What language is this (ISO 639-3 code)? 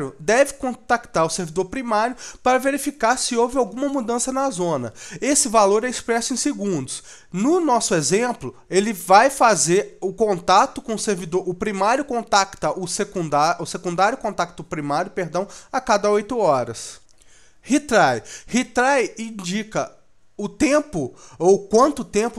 por